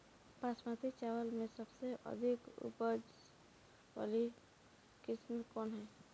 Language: Bhojpuri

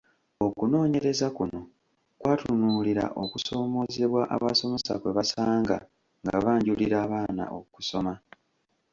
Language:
Ganda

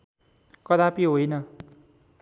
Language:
Nepali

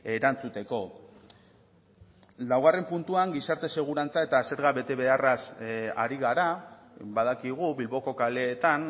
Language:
Basque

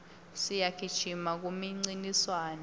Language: Swati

